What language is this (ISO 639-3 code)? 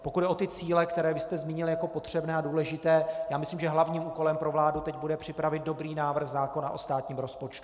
ces